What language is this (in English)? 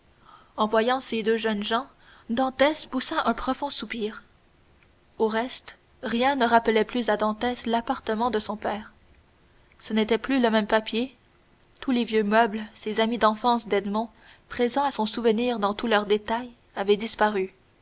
French